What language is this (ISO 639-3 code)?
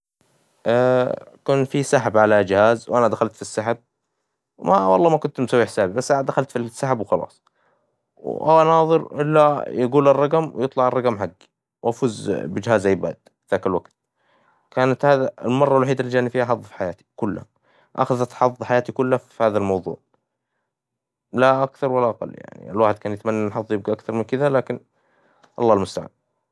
acw